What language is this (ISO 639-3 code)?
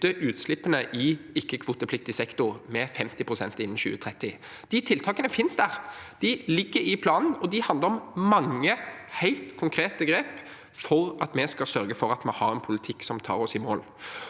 nor